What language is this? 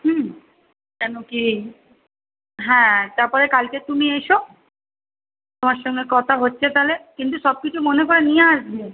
Bangla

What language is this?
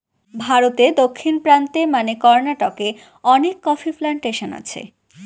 Bangla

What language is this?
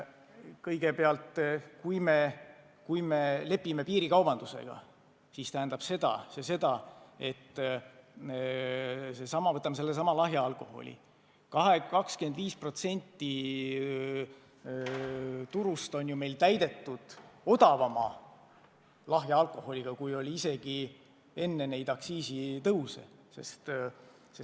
Estonian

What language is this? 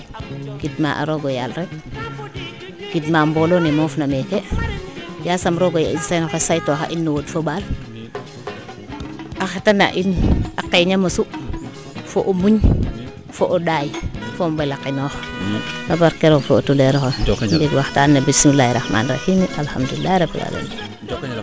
Serer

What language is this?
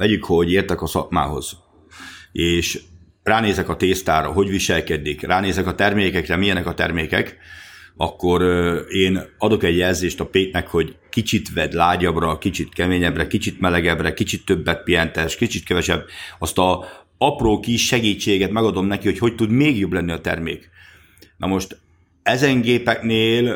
Hungarian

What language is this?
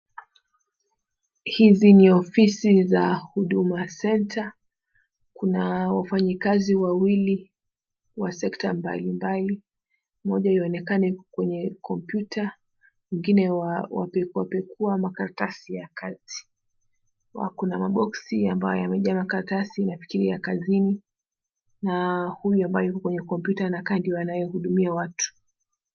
Swahili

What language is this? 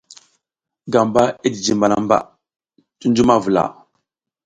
South Giziga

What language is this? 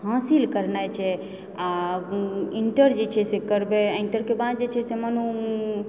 Maithili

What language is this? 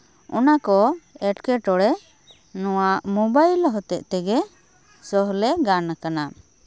Santali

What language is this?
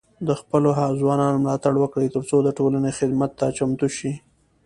Pashto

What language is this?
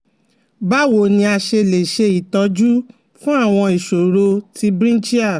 Yoruba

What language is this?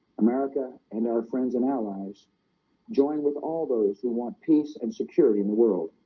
English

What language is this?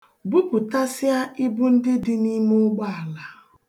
Igbo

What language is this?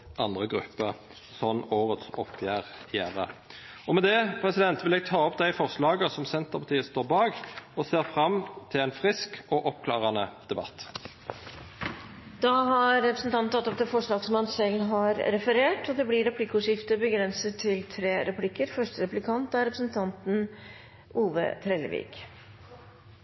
Norwegian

